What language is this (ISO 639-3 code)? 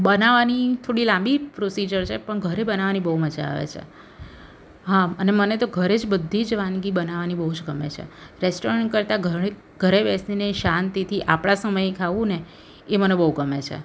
guj